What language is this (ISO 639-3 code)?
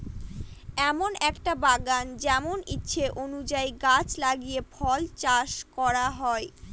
ben